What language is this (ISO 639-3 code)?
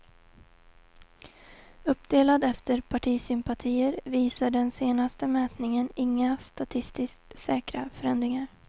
swe